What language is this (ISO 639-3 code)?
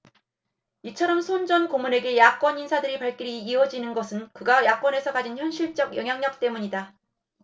kor